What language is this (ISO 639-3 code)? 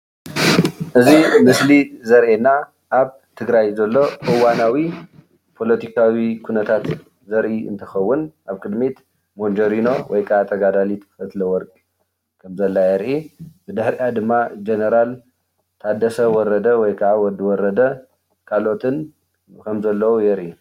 tir